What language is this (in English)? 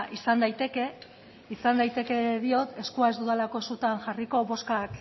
Basque